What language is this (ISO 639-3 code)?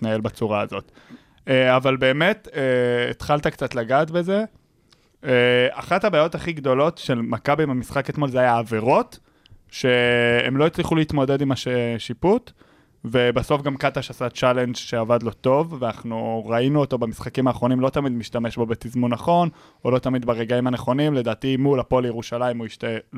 heb